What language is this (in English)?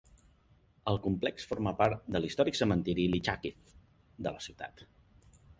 Catalan